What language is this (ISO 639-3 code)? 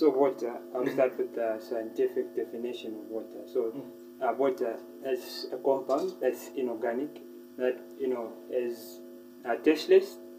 eng